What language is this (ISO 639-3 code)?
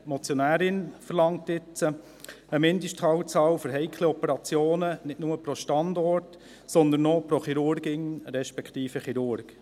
gsw